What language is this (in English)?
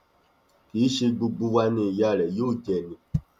Yoruba